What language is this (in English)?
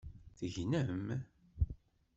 Kabyle